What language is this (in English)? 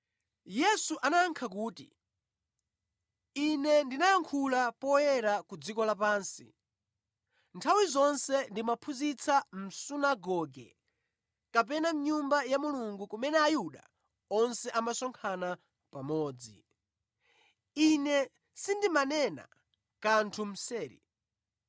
Nyanja